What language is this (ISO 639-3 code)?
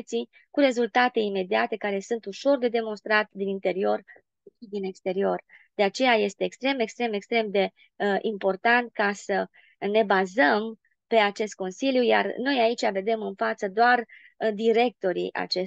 ron